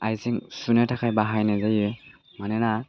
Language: Bodo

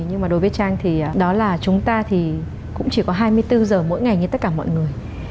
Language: Vietnamese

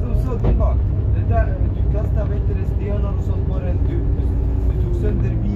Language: Swedish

